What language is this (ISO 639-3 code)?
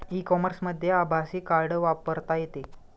mar